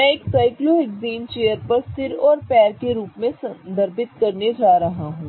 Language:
Hindi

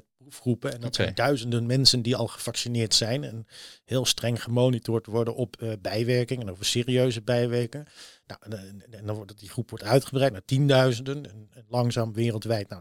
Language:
Dutch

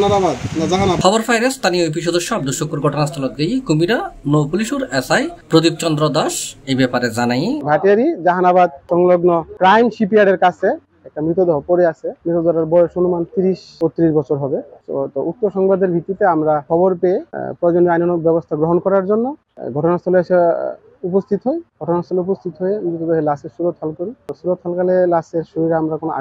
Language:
Arabic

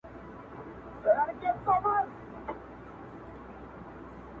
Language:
Pashto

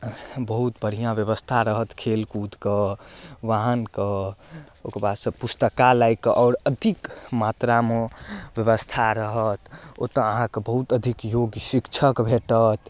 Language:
Maithili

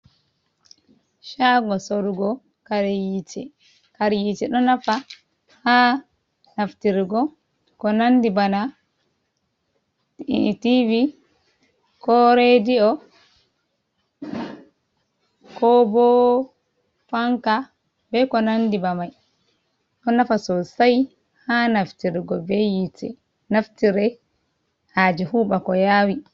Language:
Fula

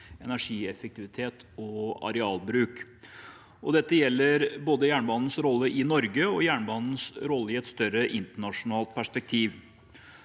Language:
Norwegian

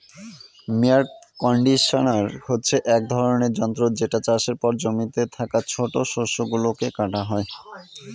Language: Bangla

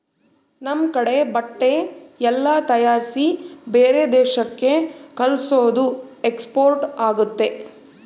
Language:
Kannada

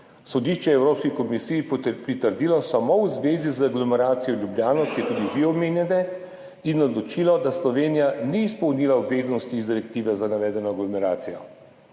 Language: Slovenian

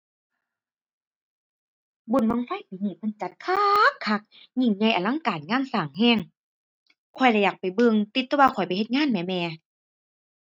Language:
Thai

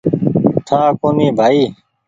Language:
Goaria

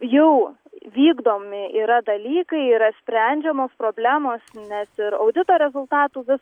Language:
Lithuanian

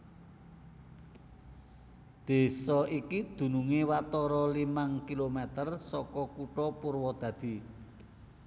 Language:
Javanese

